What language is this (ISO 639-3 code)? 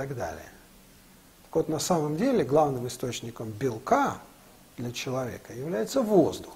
rus